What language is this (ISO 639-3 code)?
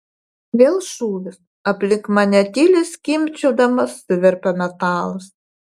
lit